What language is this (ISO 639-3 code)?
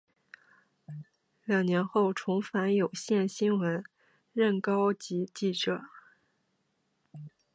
zho